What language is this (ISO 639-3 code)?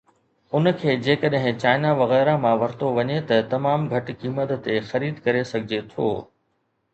snd